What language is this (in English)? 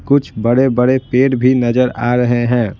Hindi